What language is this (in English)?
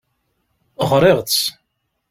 Kabyle